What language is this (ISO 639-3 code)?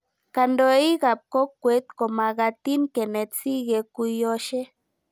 kln